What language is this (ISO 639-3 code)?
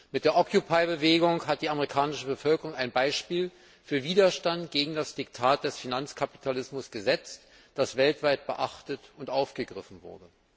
deu